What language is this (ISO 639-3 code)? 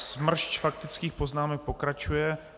ces